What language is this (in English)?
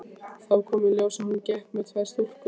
Icelandic